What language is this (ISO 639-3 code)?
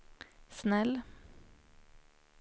swe